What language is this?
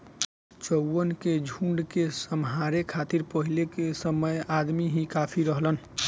Bhojpuri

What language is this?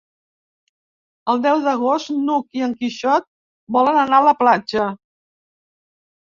Catalan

